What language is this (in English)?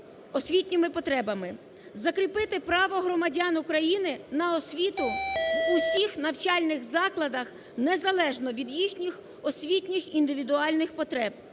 Ukrainian